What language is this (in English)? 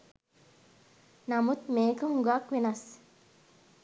Sinhala